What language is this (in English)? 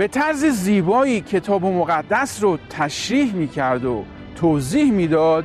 Persian